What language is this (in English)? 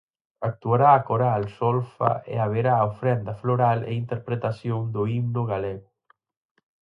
Galician